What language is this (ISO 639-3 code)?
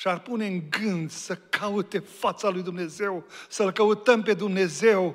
ron